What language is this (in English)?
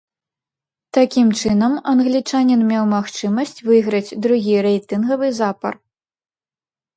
Belarusian